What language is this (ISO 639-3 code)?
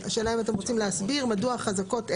heb